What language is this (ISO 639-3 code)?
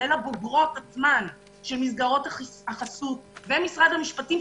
heb